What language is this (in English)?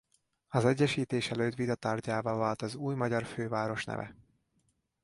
Hungarian